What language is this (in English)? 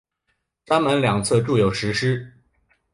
Chinese